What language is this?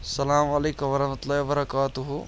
Kashmiri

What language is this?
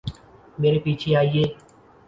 Urdu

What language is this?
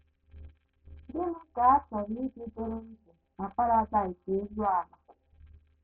Igbo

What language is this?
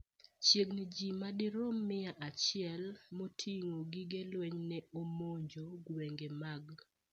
Luo (Kenya and Tanzania)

